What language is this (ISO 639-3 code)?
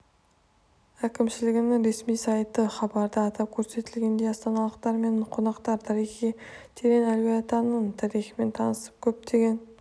kaz